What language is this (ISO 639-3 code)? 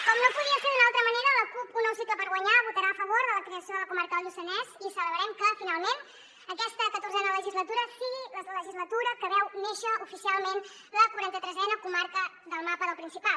cat